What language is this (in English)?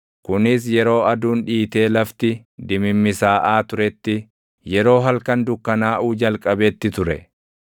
Oromo